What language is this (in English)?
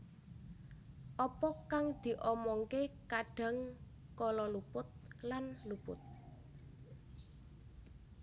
Javanese